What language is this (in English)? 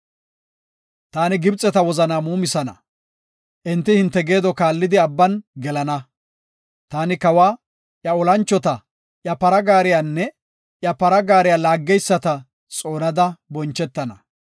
Gofa